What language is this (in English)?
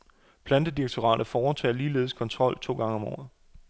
Danish